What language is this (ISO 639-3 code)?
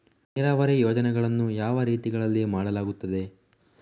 kan